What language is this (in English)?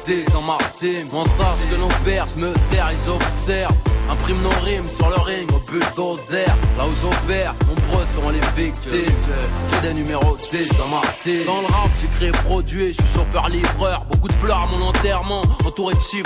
French